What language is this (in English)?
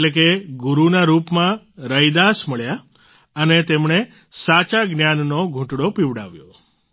Gujarati